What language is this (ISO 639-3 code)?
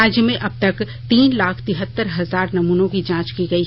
hin